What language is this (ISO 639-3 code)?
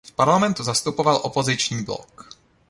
ces